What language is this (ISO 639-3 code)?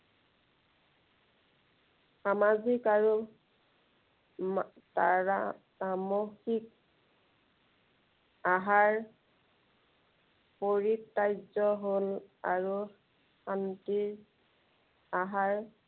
asm